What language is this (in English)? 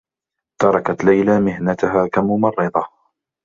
Arabic